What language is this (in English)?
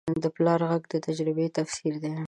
Pashto